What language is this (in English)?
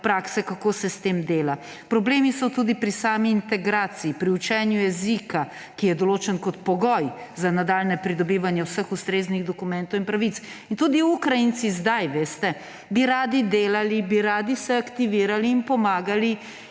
Slovenian